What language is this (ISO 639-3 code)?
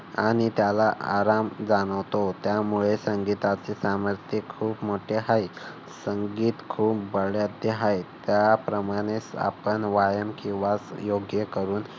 mar